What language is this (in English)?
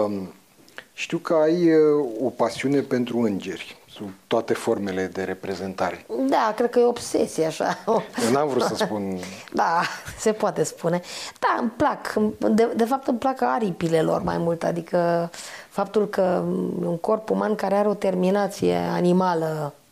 Romanian